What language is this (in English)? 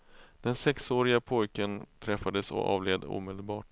Swedish